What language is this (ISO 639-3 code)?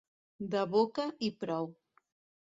cat